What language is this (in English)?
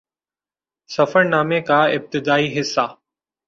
Urdu